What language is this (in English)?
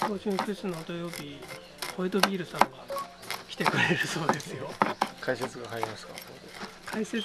Japanese